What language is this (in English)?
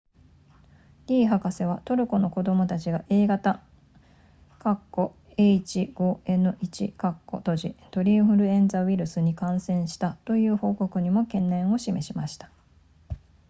Japanese